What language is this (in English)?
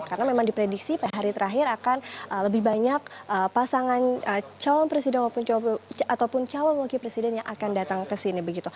Indonesian